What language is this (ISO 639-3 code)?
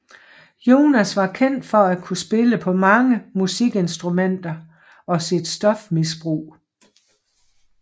dan